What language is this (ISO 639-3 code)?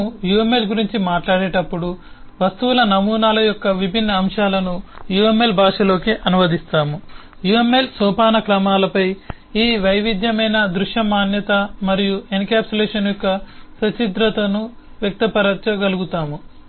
tel